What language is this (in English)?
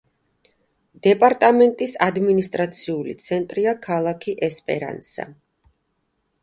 Georgian